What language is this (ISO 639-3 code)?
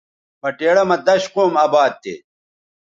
btv